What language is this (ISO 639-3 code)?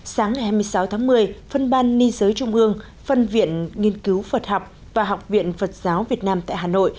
vie